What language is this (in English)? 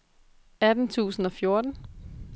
Danish